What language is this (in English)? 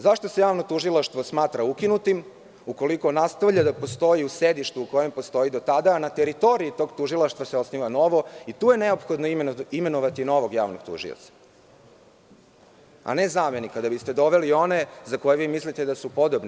Serbian